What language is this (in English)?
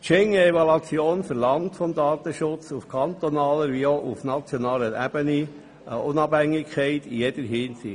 Swiss German